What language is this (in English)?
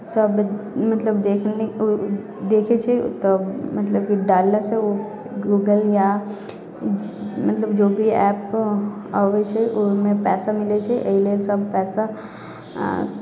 Maithili